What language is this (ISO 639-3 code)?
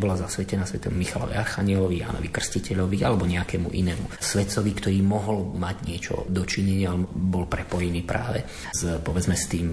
slk